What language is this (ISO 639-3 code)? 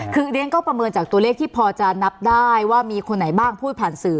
tha